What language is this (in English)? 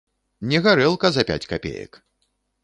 Belarusian